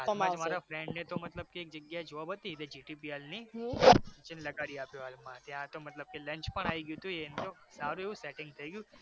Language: Gujarati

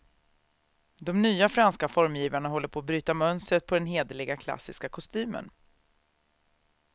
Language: Swedish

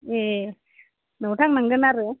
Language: Bodo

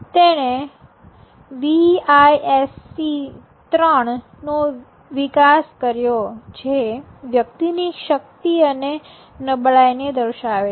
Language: Gujarati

